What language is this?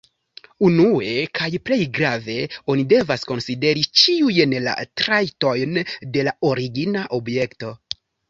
Esperanto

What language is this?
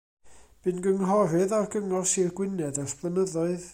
Welsh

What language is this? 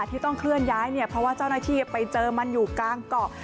Thai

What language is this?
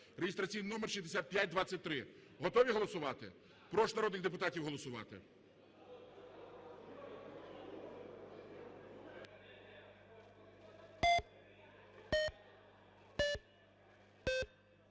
Ukrainian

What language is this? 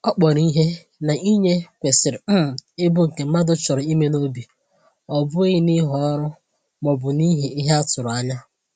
Igbo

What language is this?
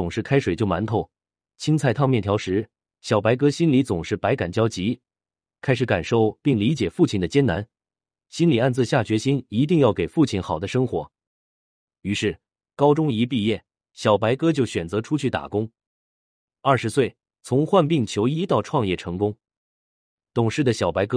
Chinese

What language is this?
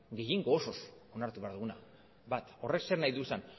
Basque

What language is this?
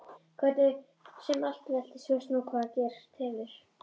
Icelandic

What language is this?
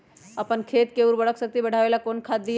Magahi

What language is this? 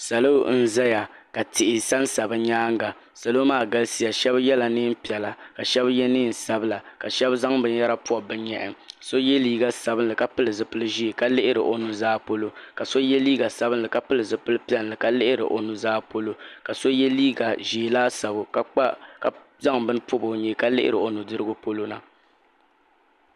Dagbani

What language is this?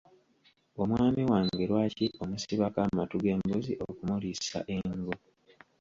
Ganda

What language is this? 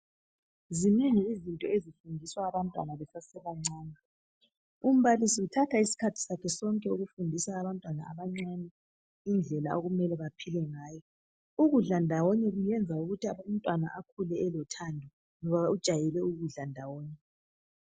North Ndebele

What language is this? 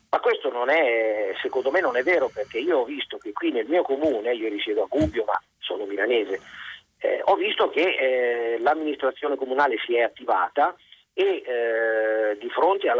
Italian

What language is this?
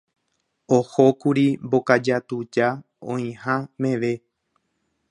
Guarani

